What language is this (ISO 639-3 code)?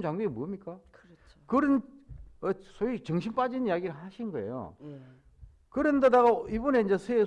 kor